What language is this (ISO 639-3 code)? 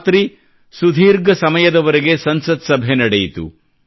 kan